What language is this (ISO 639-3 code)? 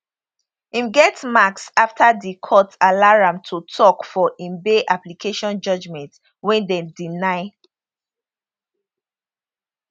pcm